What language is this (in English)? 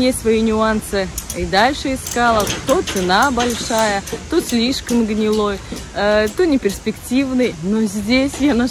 Russian